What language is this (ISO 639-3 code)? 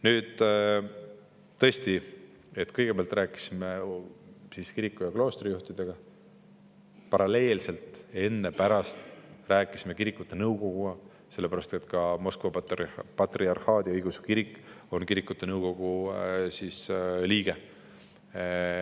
est